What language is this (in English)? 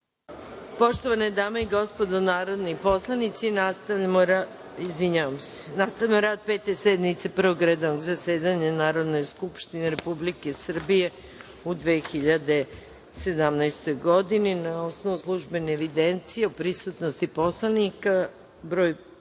Serbian